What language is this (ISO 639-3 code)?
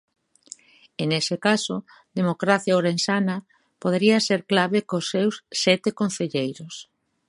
glg